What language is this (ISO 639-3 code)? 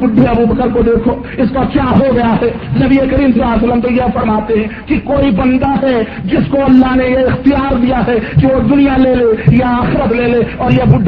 urd